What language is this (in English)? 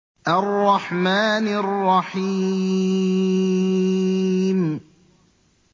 Arabic